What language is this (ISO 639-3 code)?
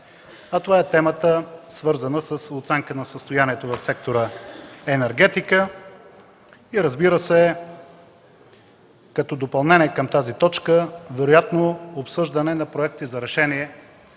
bul